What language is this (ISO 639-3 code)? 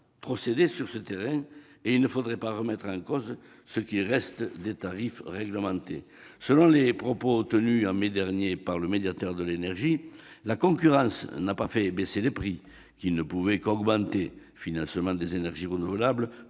fra